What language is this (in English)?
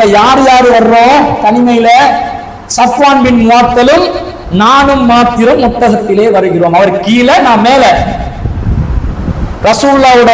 Tamil